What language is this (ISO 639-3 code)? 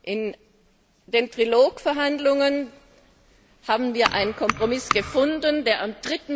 deu